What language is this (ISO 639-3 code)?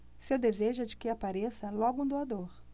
por